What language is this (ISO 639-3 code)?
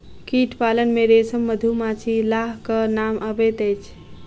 mai